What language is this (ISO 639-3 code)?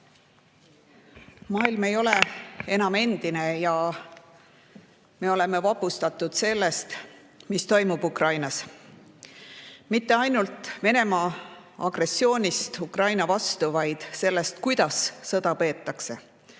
est